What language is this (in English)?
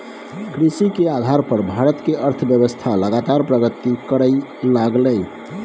Maithili